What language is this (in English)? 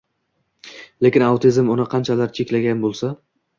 Uzbek